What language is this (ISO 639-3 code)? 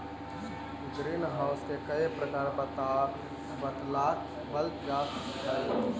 mag